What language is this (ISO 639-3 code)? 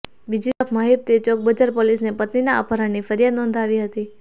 guj